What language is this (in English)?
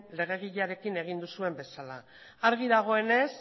Basque